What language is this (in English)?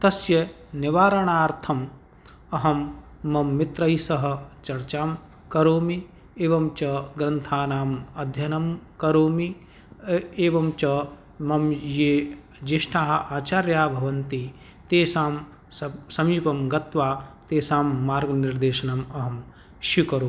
Sanskrit